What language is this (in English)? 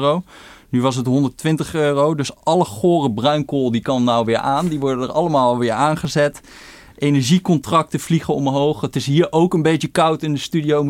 Dutch